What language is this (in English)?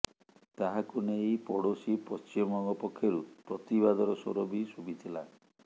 Odia